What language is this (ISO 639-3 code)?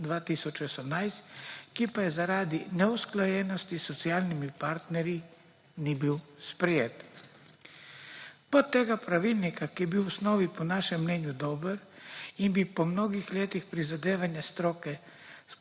slv